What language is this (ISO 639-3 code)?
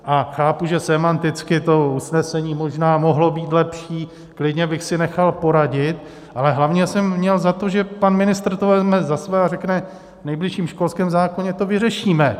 ces